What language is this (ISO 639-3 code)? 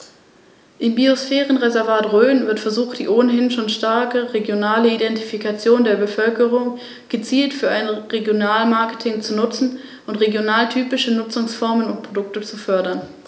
deu